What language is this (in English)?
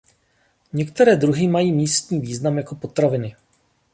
Czech